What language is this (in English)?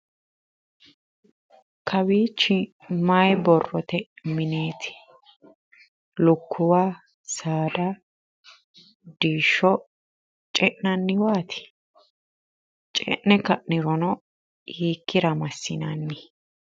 Sidamo